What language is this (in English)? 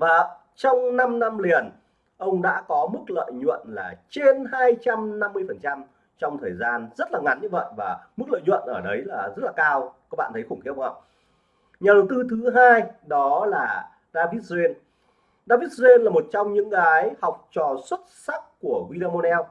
Vietnamese